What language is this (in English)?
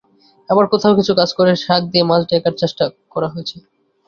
Bangla